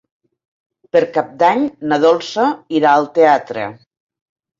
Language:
Catalan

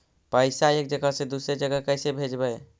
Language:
Magahi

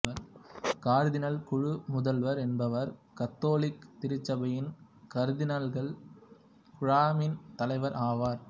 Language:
Tamil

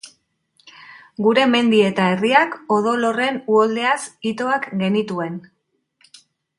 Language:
Basque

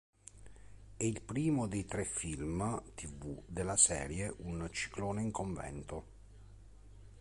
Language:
Italian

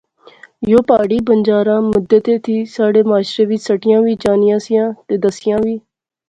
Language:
Pahari-Potwari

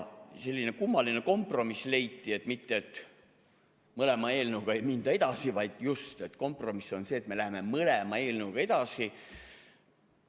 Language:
Estonian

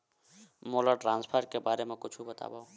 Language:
Chhattisgarhi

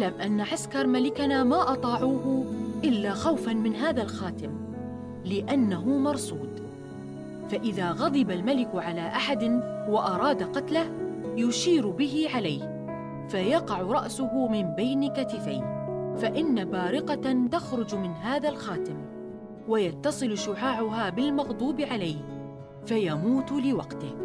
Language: Arabic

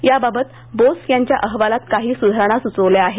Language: Marathi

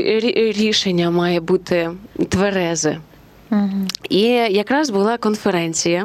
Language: Ukrainian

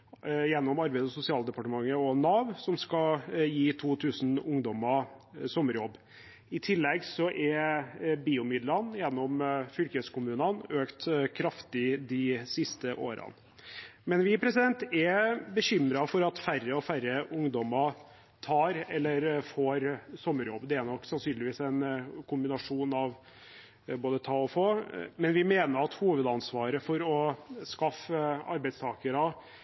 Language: Norwegian Bokmål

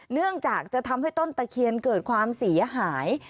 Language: Thai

